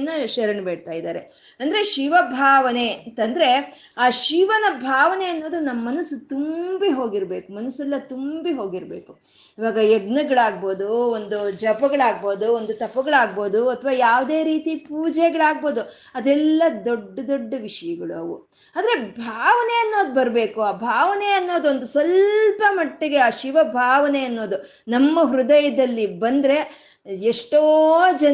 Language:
Kannada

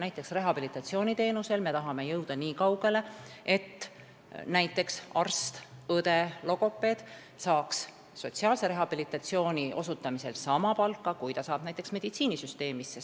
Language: Estonian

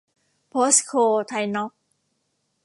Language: Thai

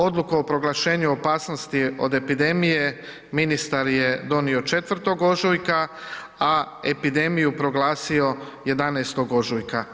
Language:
Croatian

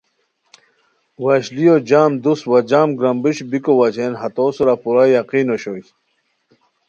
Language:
Khowar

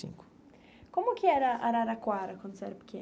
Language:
Portuguese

